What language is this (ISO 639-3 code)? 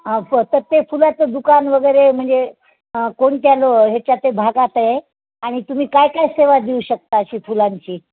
mar